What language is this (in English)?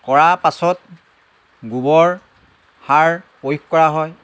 Assamese